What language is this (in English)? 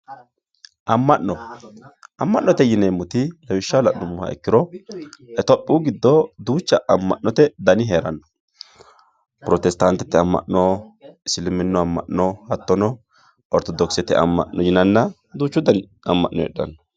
Sidamo